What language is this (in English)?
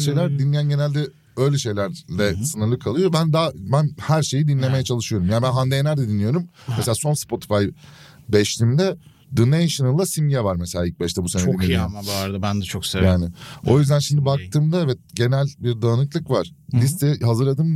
Turkish